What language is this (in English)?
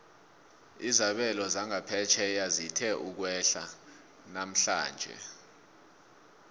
South Ndebele